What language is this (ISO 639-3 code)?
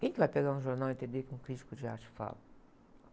por